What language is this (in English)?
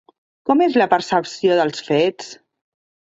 Catalan